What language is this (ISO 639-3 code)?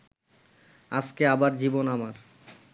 ben